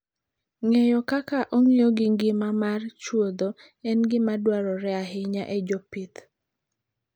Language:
Luo (Kenya and Tanzania)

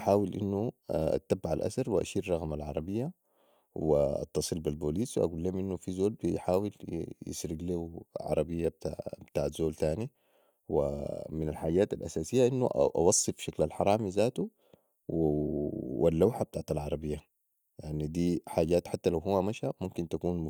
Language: Sudanese Arabic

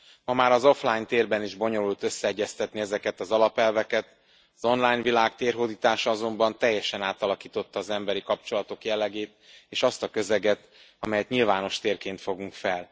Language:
Hungarian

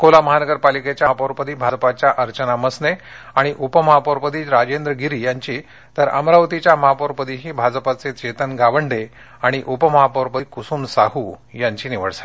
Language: Marathi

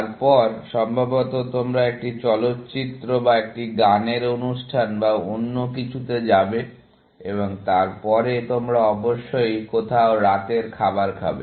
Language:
Bangla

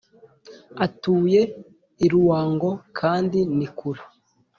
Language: Kinyarwanda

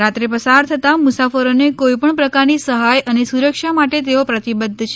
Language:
Gujarati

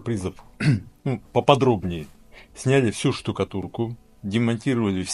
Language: Russian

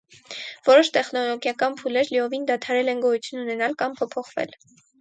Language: Armenian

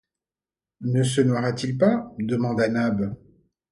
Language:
French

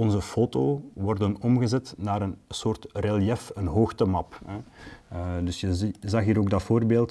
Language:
Dutch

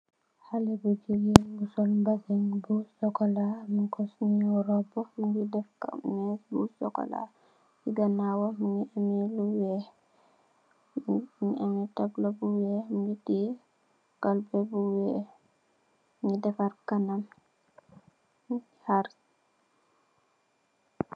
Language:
Wolof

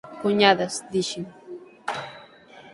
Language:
Galician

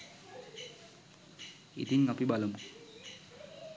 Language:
Sinhala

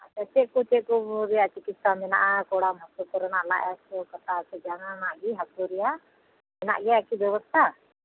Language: Santali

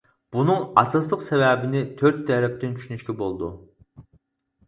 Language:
Uyghur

